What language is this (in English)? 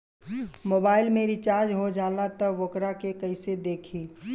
Bhojpuri